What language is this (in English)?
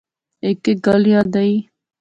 Pahari-Potwari